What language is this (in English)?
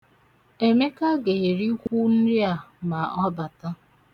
Igbo